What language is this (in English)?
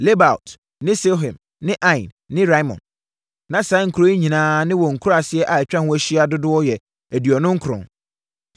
Akan